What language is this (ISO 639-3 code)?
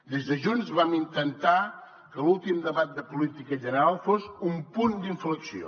cat